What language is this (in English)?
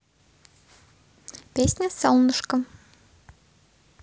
Russian